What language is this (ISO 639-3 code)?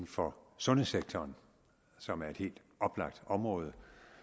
dan